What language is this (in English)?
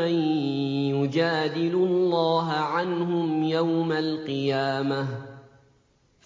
Arabic